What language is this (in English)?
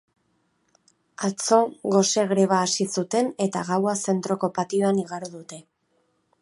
Basque